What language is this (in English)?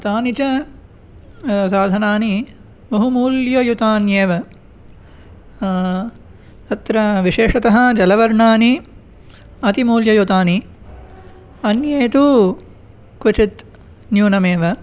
Sanskrit